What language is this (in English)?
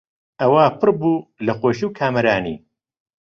Central Kurdish